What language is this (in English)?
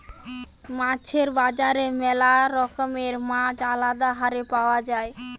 Bangla